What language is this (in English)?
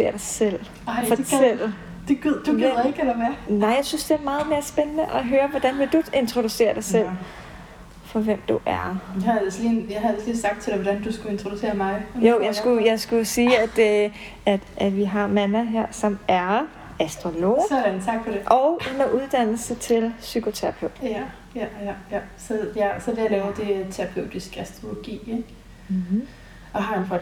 Danish